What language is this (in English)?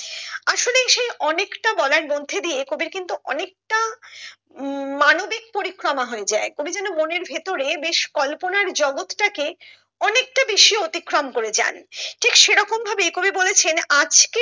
Bangla